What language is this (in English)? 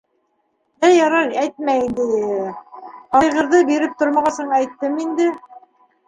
Bashkir